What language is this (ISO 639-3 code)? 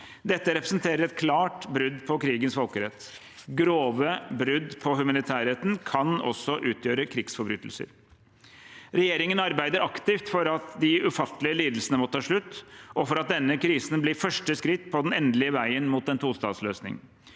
nor